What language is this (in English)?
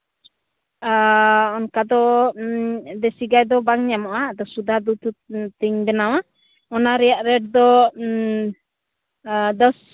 Santali